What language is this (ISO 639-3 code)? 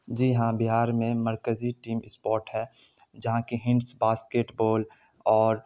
urd